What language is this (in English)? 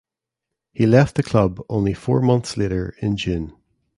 English